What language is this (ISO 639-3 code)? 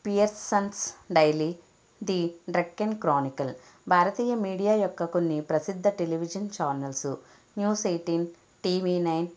tel